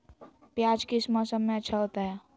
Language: Magahi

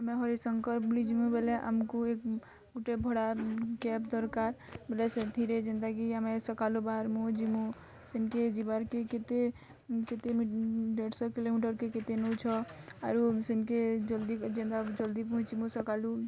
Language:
Odia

